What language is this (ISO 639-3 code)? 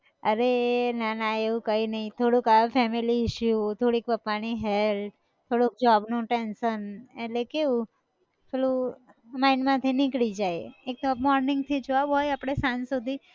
guj